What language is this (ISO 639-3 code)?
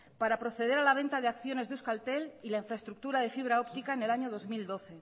spa